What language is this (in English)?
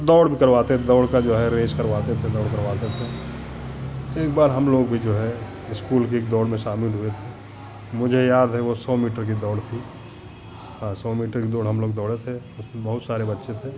Hindi